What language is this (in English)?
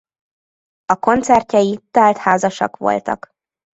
Hungarian